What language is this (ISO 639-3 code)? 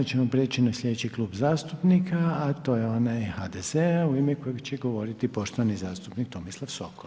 hrv